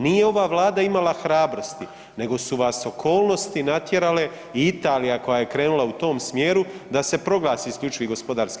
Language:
Croatian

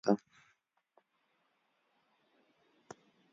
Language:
Pashto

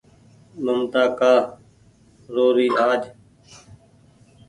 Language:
Goaria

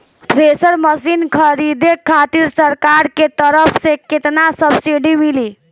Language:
Bhojpuri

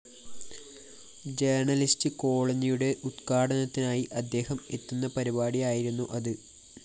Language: Malayalam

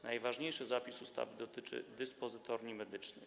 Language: Polish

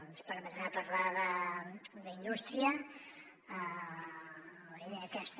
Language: Catalan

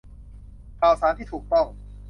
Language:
Thai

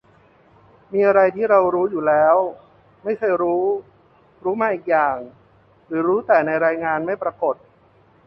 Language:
Thai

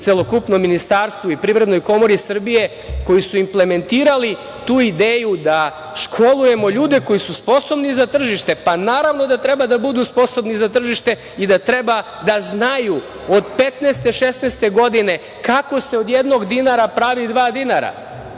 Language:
Serbian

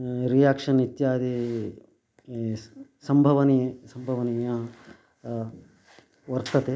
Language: Sanskrit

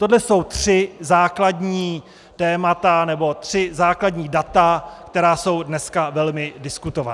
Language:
Czech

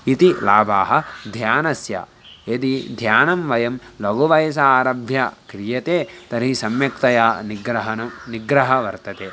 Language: Sanskrit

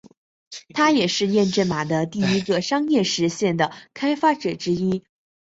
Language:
Chinese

